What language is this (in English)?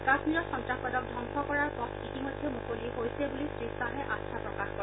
Assamese